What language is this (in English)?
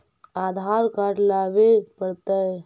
Magahi